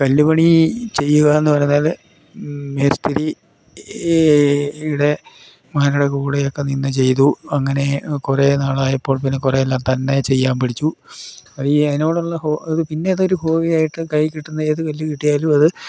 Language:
Malayalam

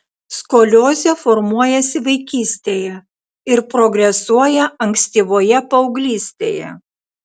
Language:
Lithuanian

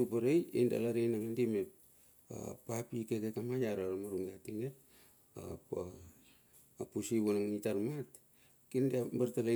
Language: Bilur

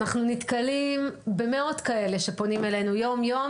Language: Hebrew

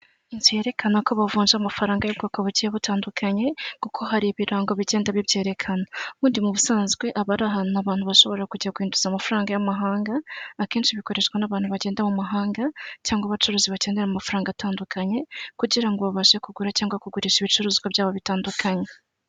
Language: Kinyarwanda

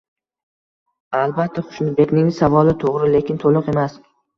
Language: Uzbek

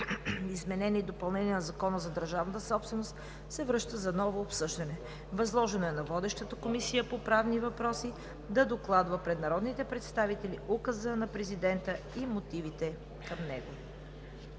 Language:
Bulgarian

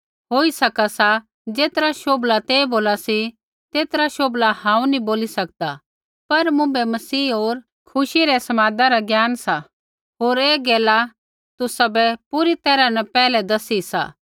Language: Kullu Pahari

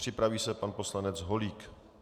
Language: Czech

